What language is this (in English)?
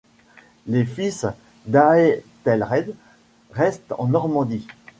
French